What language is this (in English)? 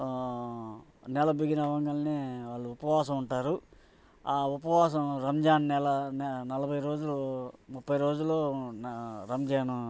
Telugu